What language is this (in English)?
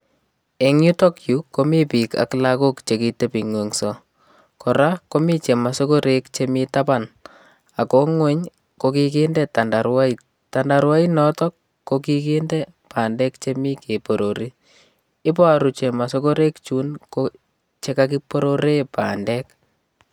Kalenjin